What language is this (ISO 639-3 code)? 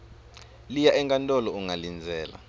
ssw